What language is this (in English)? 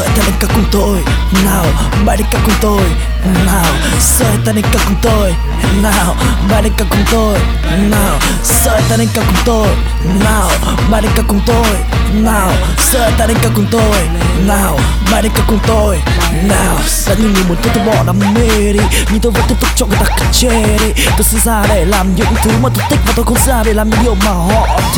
Vietnamese